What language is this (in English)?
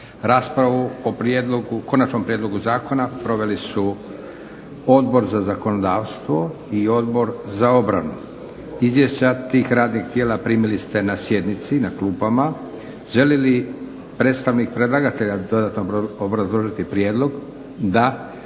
Croatian